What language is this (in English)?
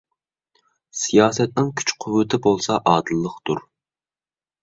Uyghur